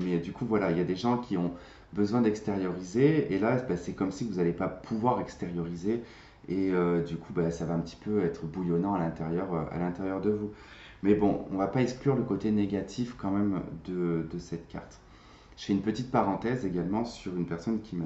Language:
French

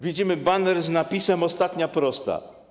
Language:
Polish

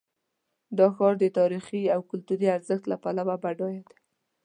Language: Pashto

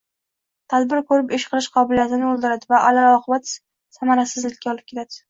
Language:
Uzbek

